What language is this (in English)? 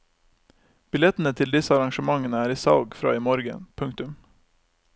Norwegian